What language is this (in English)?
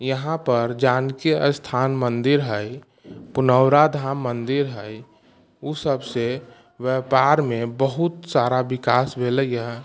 Maithili